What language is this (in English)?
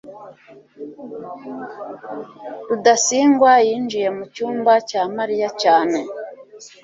Kinyarwanda